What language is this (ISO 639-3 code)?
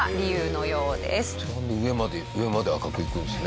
jpn